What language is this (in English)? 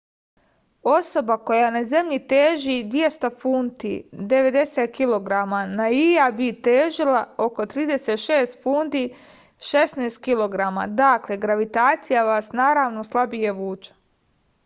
Serbian